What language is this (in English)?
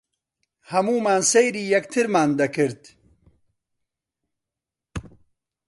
Central Kurdish